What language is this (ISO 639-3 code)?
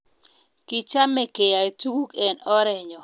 kln